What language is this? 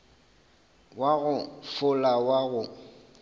Northern Sotho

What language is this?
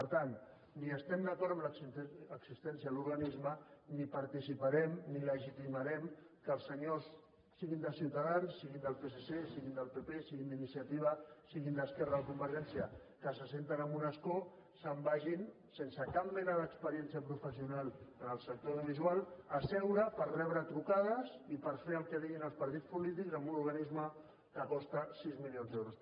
Catalan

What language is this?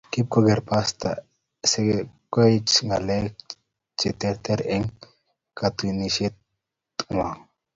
Kalenjin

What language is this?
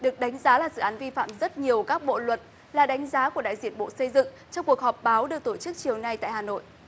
Vietnamese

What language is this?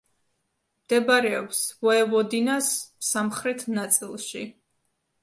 Georgian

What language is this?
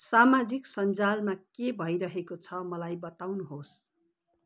Nepali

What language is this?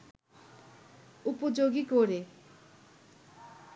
Bangla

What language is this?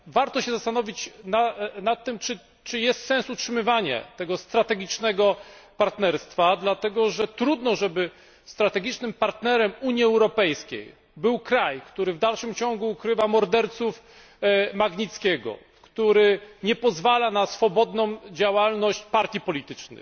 Polish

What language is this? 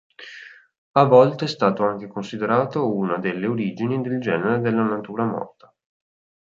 Italian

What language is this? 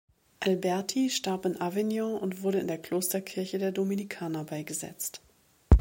German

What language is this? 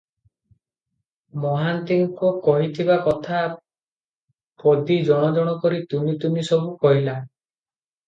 Odia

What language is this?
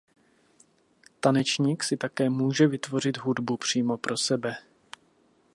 Czech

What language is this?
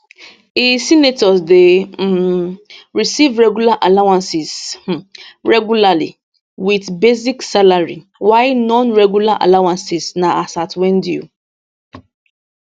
Nigerian Pidgin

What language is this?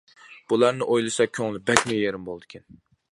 Uyghur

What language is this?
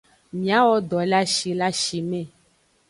Aja (Benin)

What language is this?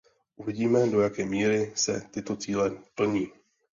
Czech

